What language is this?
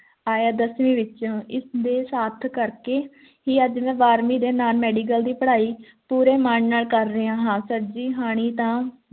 Punjabi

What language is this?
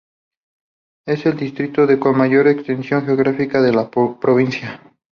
Spanish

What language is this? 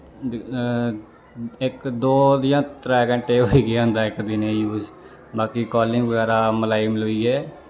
Dogri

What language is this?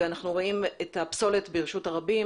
Hebrew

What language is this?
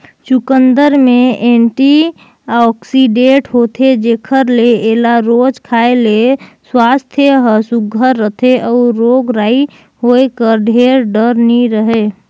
Chhattisgarhi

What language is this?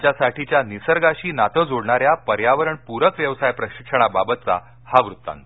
Marathi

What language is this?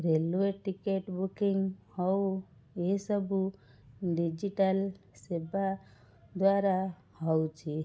Odia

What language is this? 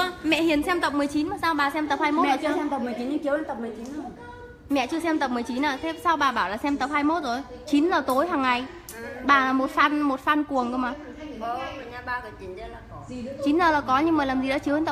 Vietnamese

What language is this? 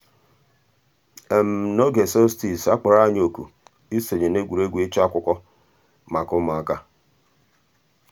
Igbo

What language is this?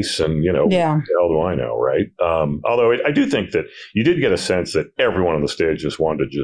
English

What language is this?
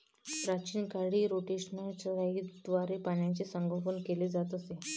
Marathi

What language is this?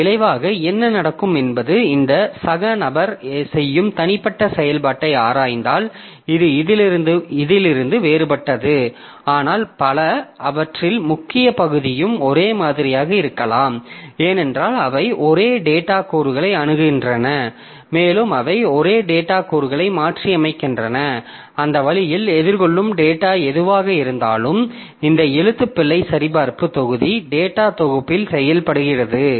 Tamil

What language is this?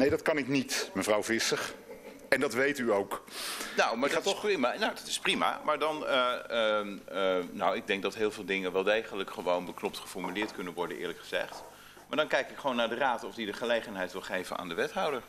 Dutch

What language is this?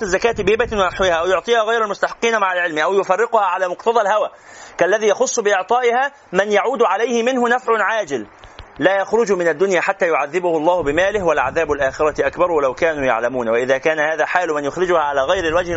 Arabic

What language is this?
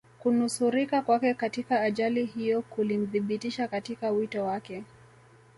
Swahili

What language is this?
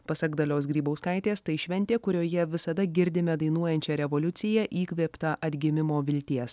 Lithuanian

